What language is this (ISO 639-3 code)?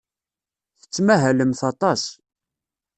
kab